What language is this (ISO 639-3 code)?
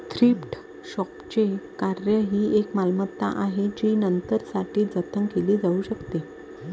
mar